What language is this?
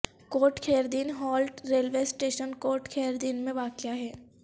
Urdu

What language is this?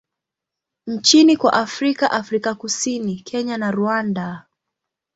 Swahili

